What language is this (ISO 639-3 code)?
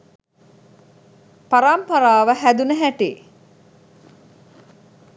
sin